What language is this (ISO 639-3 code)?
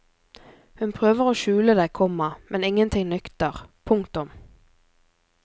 nor